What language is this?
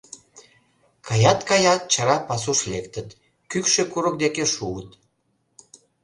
Mari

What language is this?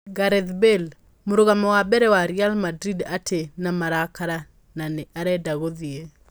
Kikuyu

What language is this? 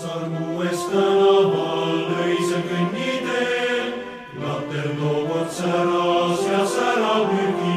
Romanian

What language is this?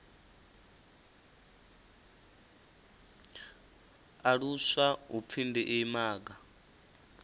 Venda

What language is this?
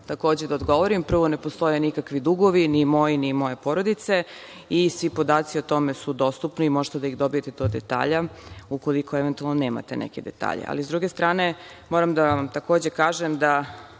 Serbian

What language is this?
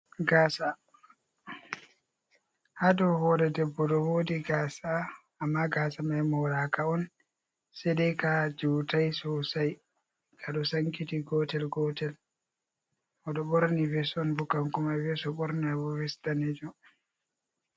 Fula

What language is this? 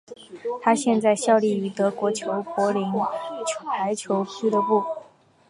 Chinese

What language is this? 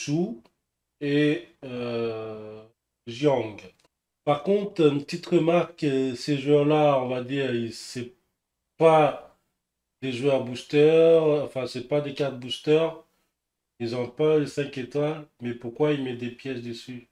French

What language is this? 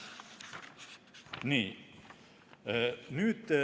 Estonian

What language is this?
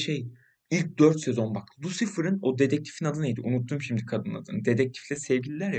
Turkish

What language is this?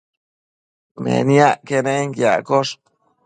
Matsés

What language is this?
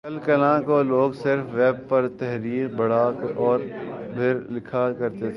Urdu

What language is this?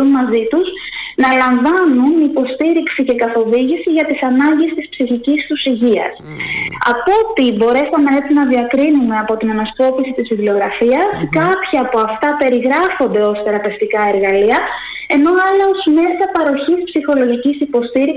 Greek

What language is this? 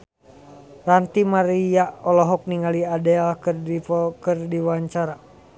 Sundanese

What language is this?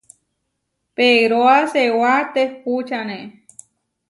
Huarijio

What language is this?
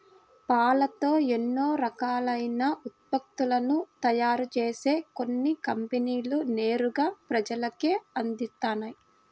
Telugu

